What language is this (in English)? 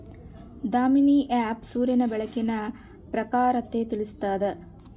Kannada